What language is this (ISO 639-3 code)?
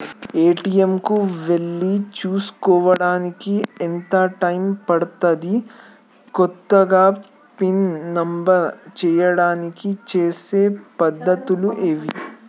tel